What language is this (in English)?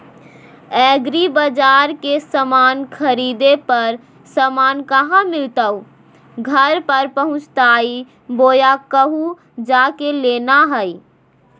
Magahi